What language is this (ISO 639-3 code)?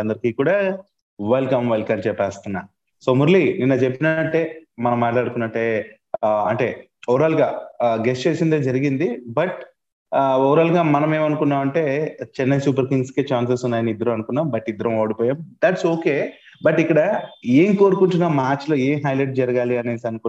tel